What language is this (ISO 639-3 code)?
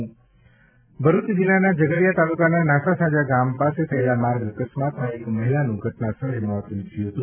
guj